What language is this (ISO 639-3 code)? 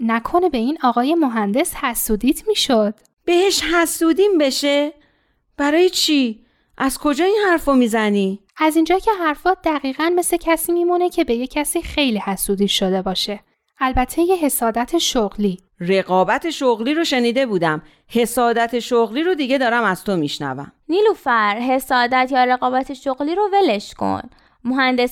fas